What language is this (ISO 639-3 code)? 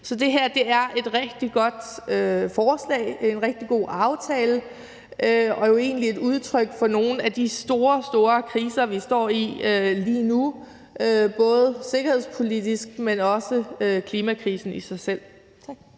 dan